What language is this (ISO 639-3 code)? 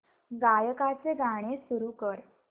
mar